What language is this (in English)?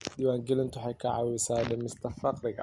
Somali